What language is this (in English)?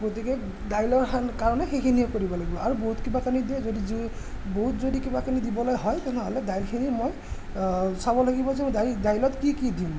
Assamese